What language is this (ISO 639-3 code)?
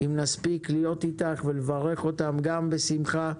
heb